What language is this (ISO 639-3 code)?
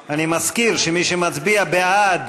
heb